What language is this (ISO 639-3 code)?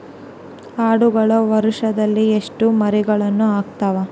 kan